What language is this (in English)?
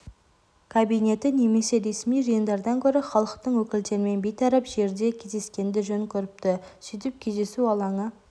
Kazakh